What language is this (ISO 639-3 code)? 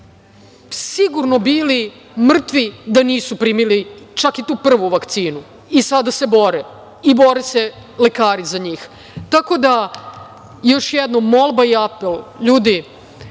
srp